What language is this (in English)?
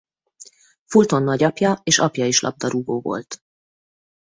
Hungarian